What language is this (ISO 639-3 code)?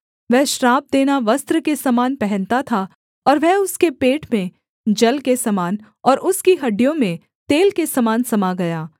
hin